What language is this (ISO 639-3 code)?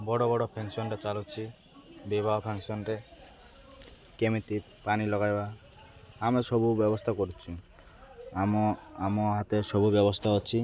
ori